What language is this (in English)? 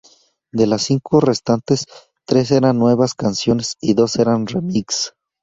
Spanish